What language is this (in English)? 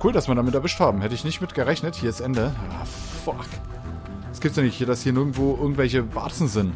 German